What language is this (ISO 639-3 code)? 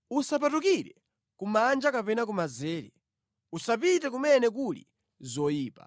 nya